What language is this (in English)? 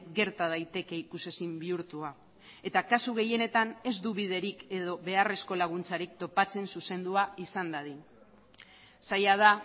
Basque